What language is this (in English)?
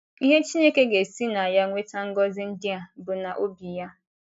Igbo